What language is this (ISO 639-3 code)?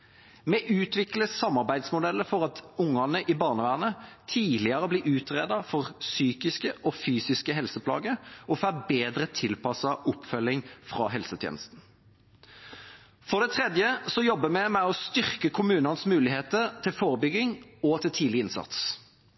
nob